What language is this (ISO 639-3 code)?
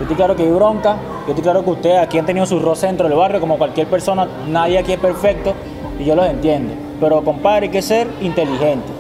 spa